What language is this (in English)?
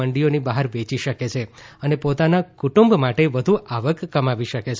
Gujarati